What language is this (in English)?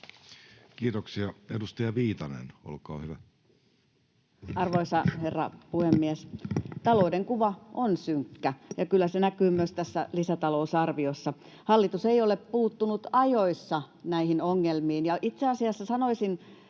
Finnish